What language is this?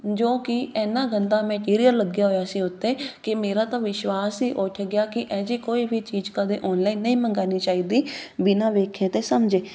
Punjabi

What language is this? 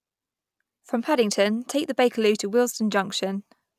English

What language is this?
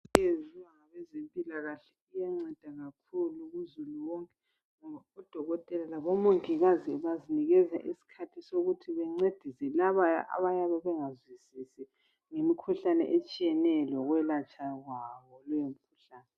North Ndebele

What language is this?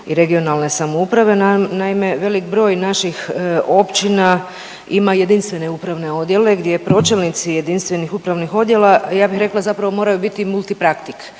Croatian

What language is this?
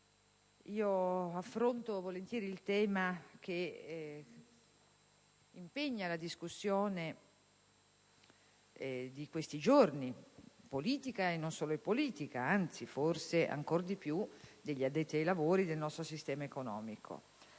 Italian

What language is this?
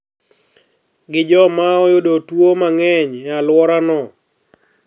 Luo (Kenya and Tanzania)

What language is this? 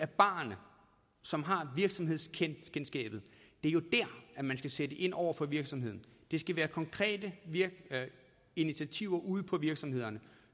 Danish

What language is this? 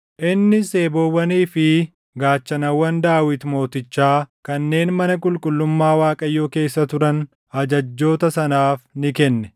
Oromo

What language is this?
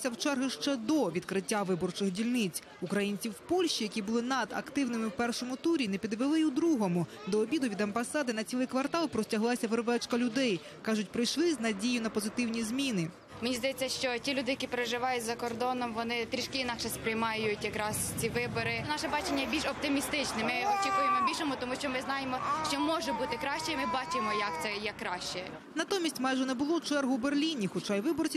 Ukrainian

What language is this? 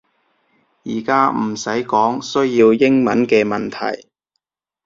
Cantonese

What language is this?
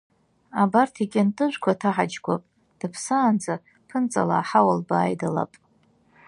Abkhazian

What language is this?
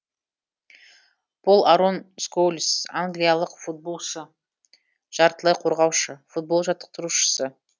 Kazakh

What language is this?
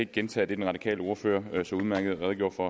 Danish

